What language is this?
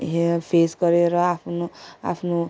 Nepali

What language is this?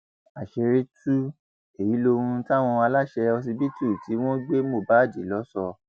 Yoruba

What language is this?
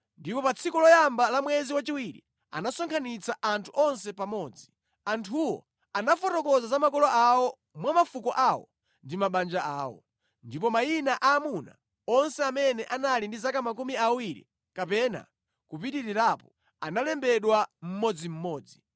Nyanja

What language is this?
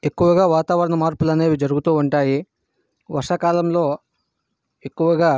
Telugu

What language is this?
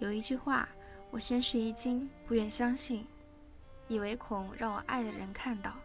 Chinese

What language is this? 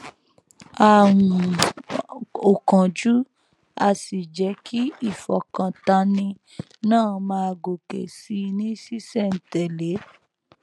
Yoruba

